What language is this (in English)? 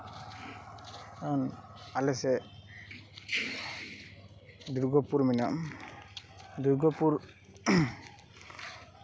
Santali